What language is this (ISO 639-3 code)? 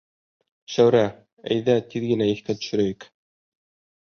bak